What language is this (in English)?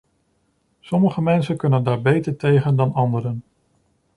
Dutch